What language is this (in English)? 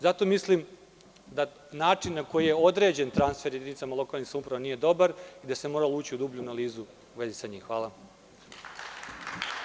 Serbian